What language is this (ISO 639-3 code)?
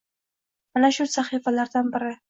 uzb